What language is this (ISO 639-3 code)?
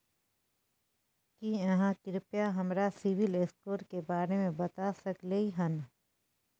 mai